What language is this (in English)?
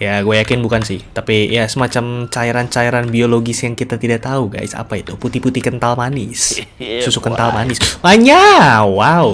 Indonesian